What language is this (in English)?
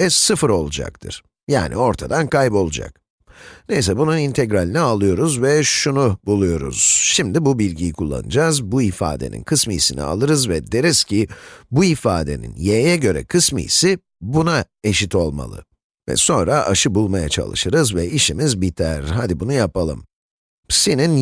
Turkish